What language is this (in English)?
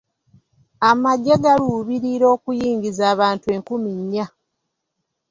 Ganda